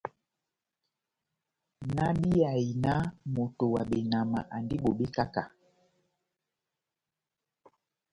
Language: Batanga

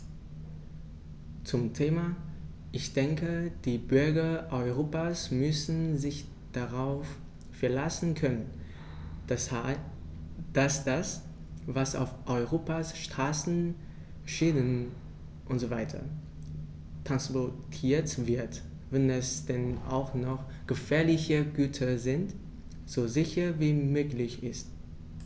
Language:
German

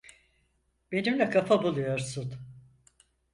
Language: Turkish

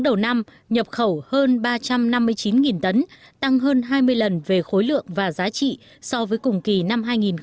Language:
Vietnamese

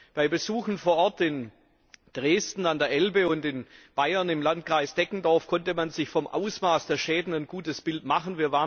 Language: German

